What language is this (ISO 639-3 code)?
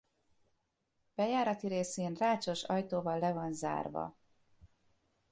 hun